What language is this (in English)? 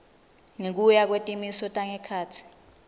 Swati